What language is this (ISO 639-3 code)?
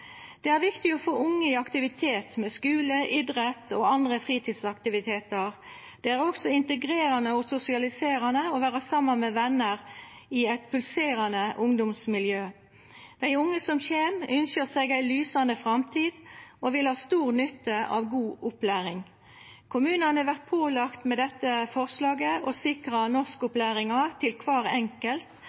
nno